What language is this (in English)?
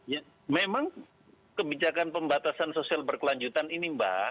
Indonesian